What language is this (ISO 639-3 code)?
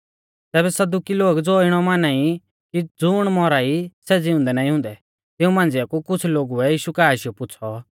bfz